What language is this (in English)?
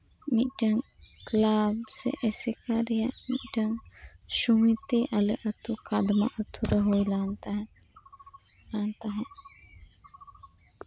Santali